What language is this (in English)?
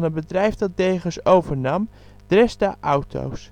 Dutch